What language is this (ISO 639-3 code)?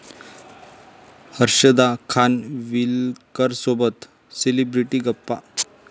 mar